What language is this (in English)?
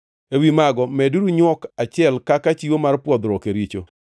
Luo (Kenya and Tanzania)